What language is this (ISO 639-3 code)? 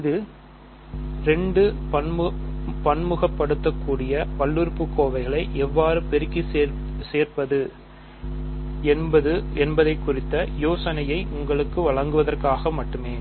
tam